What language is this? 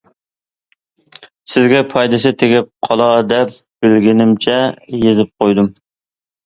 Uyghur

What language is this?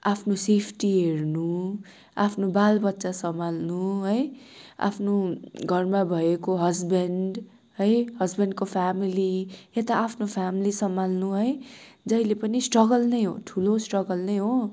Nepali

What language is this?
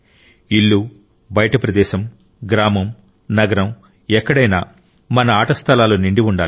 Telugu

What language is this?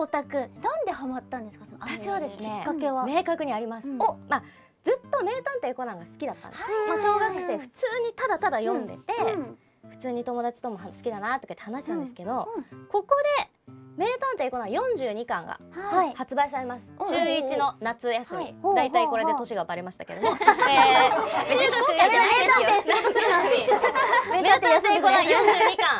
Japanese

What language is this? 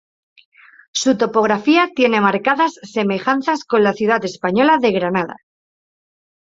Spanish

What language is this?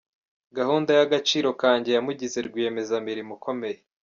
Kinyarwanda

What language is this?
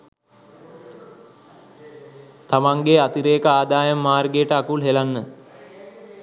Sinhala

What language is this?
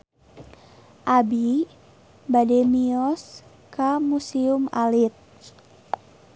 Sundanese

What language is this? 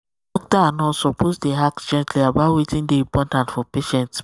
Nigerian Pidgin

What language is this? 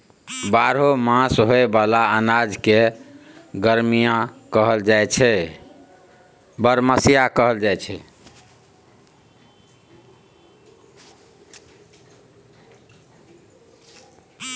Maithili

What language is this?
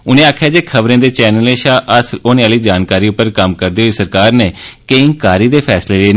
Dogri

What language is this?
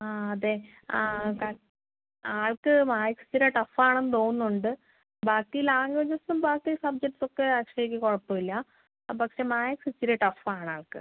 Malayalam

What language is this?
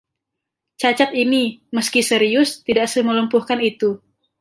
Indonesian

